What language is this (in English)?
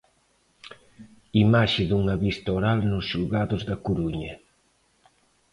Galician